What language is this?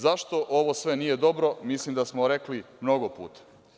Serbian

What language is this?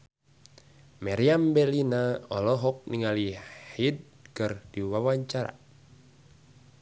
Sundanese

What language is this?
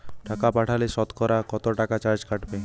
Bangla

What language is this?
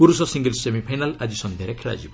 Odia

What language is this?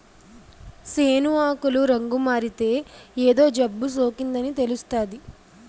Telugu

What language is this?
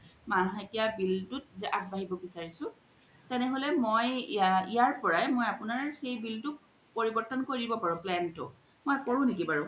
Assamese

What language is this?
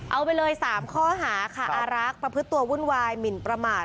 Thai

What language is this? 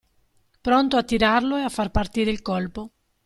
Italian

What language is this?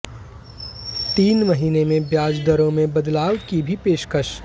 Hindi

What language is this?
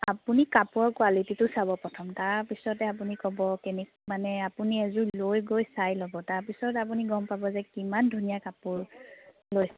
Assamese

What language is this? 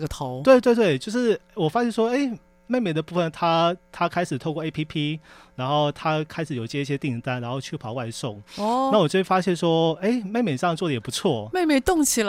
Chinese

